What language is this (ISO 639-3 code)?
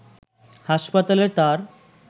ben